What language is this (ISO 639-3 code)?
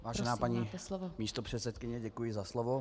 ces